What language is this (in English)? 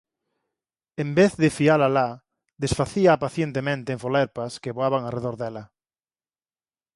Galician